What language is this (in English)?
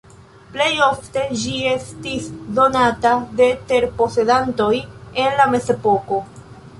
Esperanto